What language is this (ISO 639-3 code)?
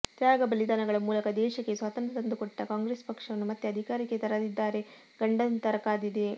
kan